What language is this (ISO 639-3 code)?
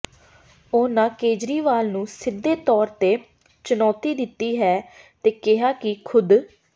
pan